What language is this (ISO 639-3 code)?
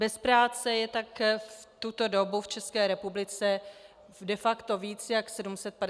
ces